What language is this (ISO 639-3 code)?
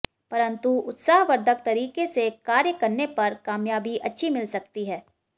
hin